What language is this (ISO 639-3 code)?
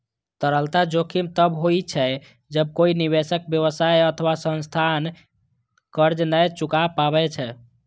mai